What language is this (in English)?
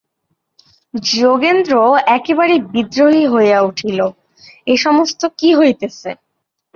Bangla